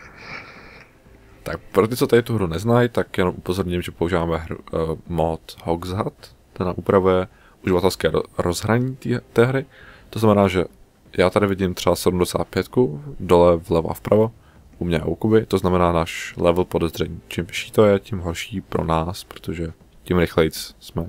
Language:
Czech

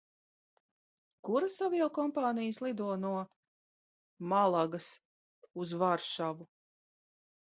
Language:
Latvian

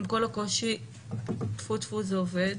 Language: Hebrew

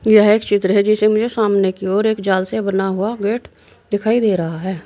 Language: Hindi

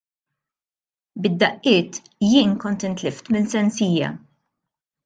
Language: Maltese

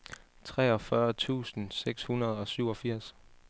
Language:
Danish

